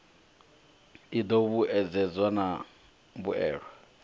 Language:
Venda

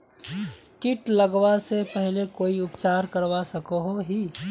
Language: Magahi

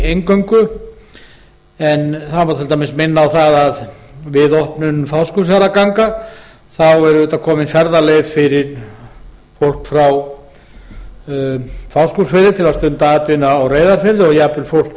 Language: Icelandic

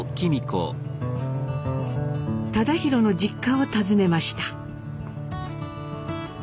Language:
Japanese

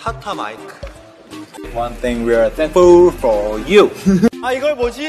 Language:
Korean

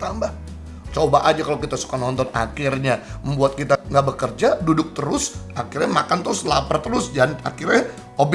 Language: Indonesian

